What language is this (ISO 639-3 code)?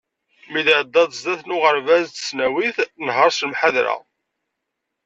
kab